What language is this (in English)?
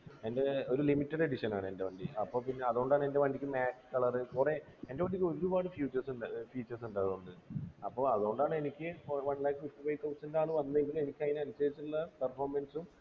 Malayalam